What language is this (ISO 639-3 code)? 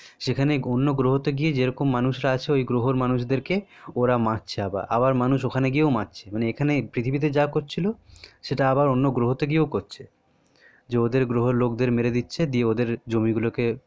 ben